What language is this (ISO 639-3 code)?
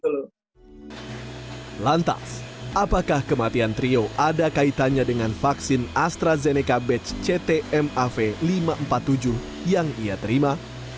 ind